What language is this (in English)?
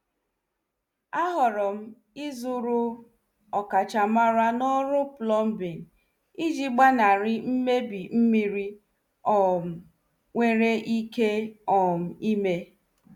Igbo